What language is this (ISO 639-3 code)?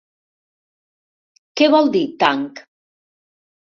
cat